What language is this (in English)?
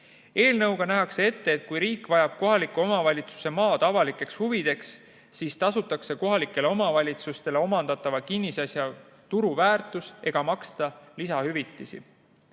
Estonian